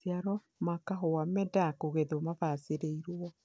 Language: Kikuyu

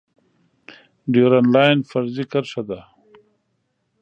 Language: Pashto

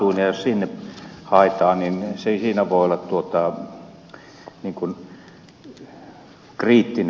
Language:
Finnish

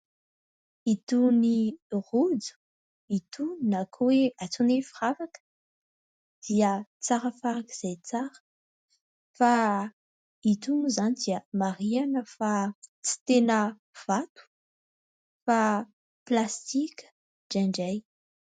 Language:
Malagasy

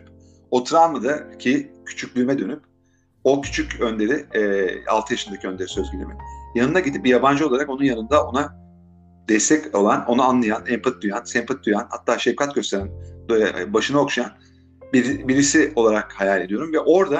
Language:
Turkish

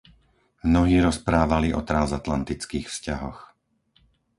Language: Slovak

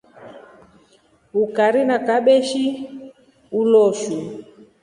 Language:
Rombo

